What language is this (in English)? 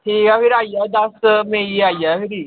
Dogri